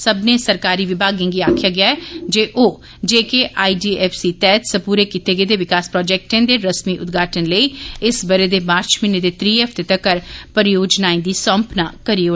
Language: Dogri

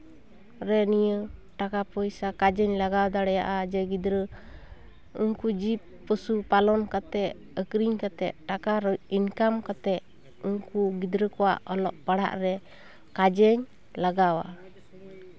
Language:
Santali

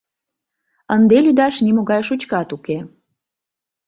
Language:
Mari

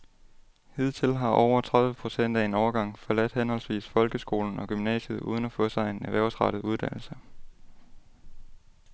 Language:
Danish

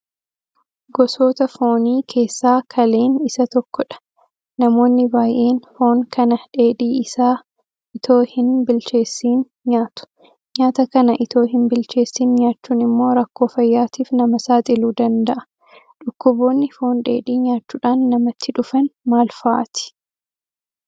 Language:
Oromo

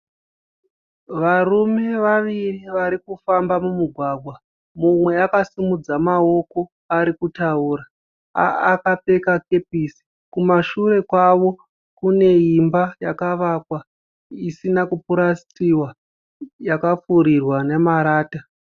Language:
Shona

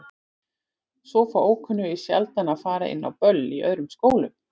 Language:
Icelandic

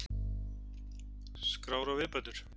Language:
Icelandic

